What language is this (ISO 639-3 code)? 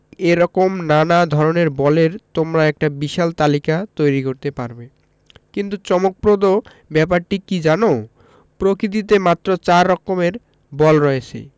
ben